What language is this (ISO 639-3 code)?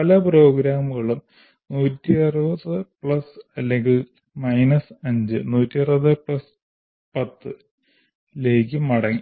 mal